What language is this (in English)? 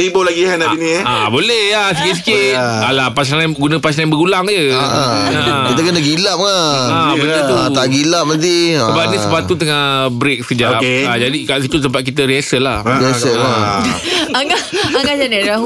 Malay